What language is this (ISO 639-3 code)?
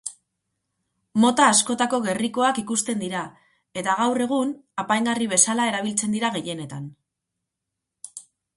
eus